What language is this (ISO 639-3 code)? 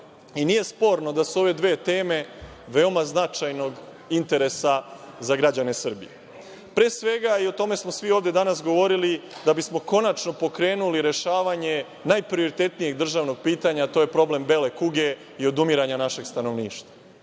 srp